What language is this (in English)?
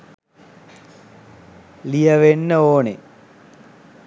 Sinhala